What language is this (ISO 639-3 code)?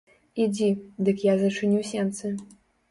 bel